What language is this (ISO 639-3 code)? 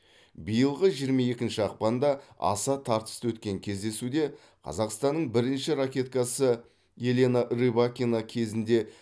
kaz